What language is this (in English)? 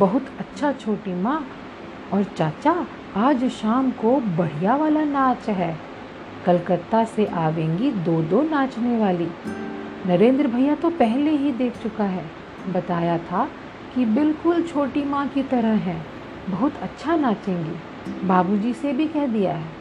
Hindi